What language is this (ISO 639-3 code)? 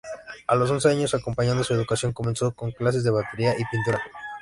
spa